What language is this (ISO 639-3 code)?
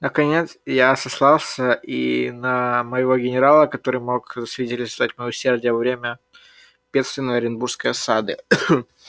rus